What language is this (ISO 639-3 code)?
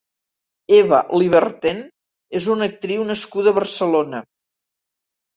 cat